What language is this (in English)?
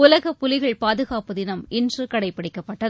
Tamil